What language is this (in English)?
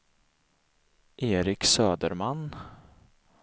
Swedish